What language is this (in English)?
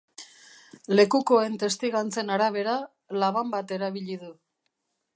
Basque